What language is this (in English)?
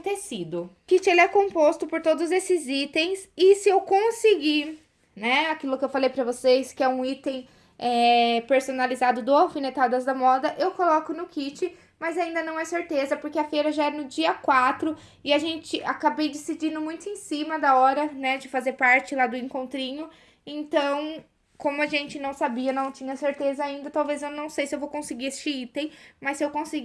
Portuguese